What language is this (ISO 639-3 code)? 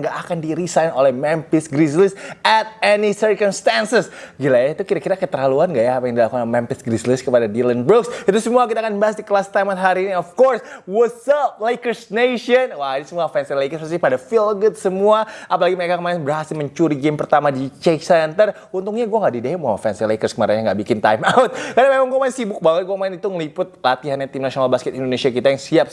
ind